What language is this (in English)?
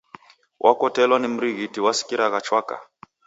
Taita